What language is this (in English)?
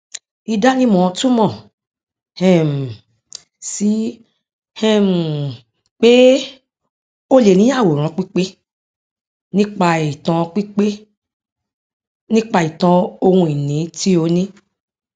Yoruba